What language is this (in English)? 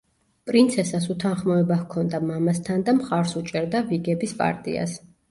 Georgian